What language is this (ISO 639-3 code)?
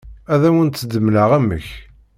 kab